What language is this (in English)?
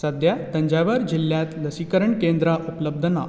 Konkani